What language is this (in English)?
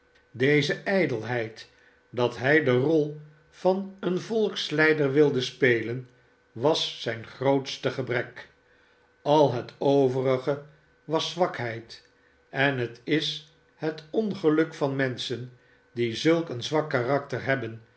Dutch